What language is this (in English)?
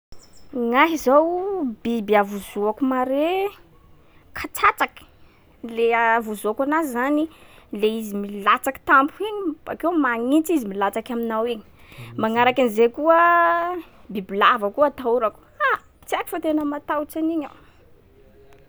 Sakalava Malagasy